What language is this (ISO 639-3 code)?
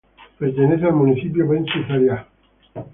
spa